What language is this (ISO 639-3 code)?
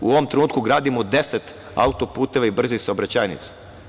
srp